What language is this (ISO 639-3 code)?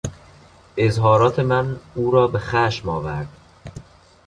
fas